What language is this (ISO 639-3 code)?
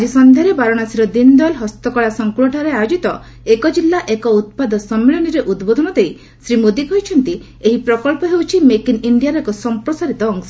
ori